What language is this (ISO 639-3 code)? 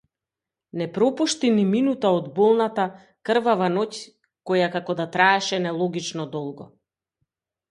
mkd